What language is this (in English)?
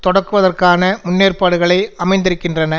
Tamil